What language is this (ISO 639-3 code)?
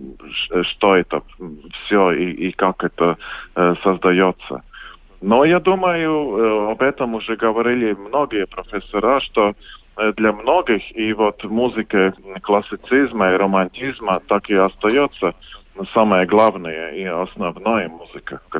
rus